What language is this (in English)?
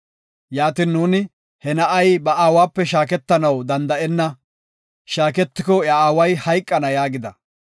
Gofa